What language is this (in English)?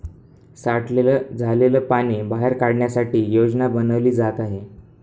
Marathi